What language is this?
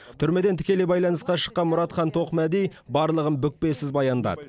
Kazakh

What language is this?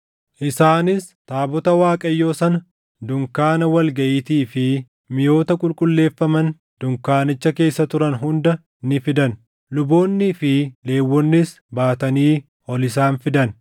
Oromo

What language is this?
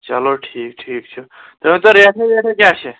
Kashmiri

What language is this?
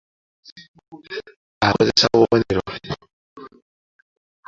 Ganda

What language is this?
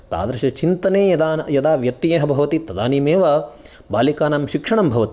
Sanskrit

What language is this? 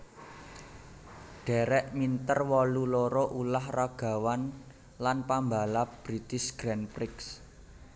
Javanese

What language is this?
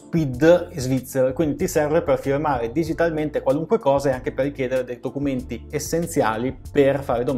Italian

